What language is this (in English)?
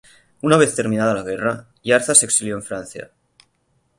Spanish